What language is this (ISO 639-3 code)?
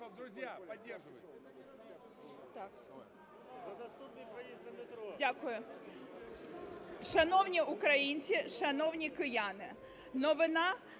ukr